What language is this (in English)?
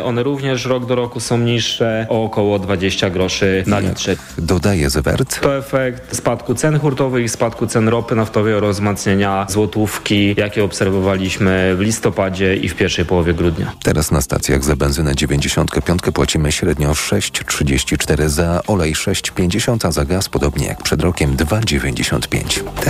Polish